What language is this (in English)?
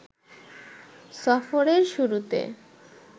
Bangla